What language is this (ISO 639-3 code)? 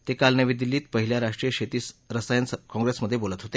mar